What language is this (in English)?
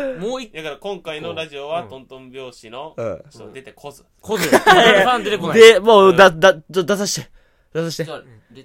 Japanese